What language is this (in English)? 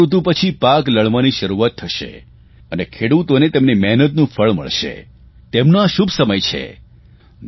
Gujarati